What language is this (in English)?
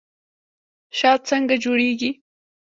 Pashto